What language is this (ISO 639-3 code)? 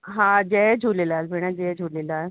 snd